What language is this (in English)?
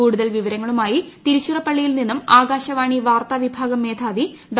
Malayalam